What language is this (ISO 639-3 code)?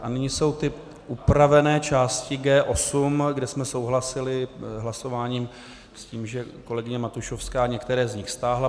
ces